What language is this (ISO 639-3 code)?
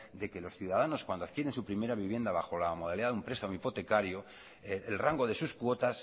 spa